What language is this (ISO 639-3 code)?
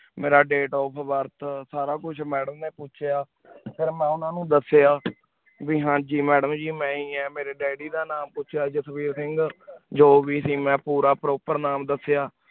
pan